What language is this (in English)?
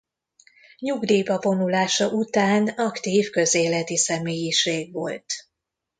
Hungarian